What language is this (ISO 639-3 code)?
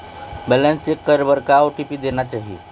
hne